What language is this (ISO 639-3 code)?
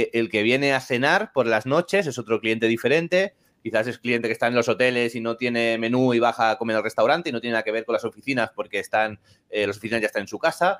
spa